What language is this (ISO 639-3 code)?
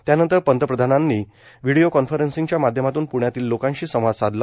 mar